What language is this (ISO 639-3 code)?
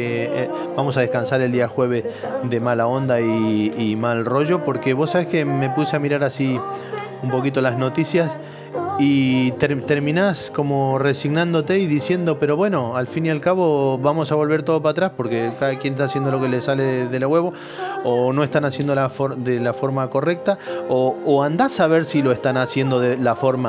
spa